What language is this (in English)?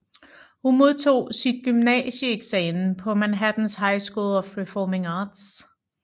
Danish